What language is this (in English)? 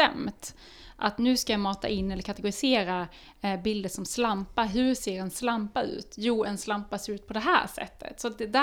Swedish